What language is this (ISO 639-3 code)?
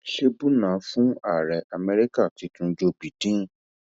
yor